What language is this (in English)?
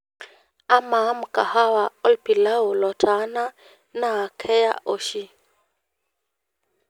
Masai